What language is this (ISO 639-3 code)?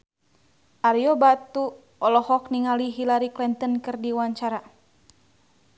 sun